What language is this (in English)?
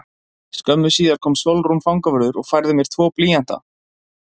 Icelandic